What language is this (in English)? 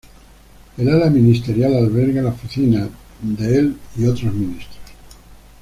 Spanish